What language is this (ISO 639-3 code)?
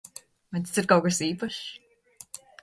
lav